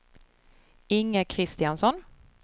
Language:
Swedish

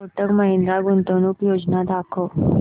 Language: Marathi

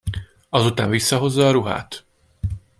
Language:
Hungarian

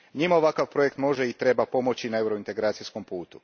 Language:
Croatian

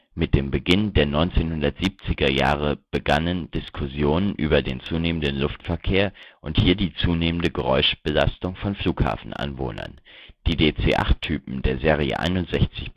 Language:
German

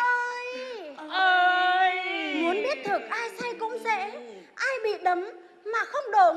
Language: Vietnamese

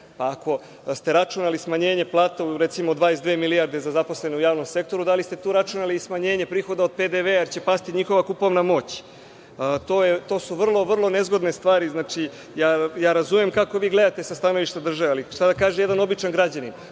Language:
Serbian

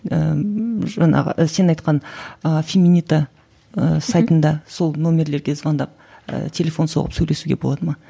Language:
Kazakh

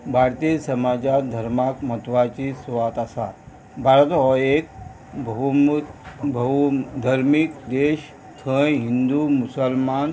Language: Konkani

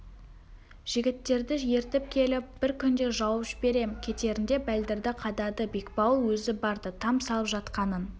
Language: Kazakh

